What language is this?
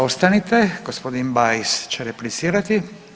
Croatian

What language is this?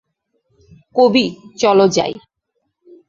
Bangla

